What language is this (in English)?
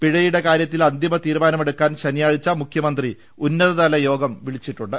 Malayalam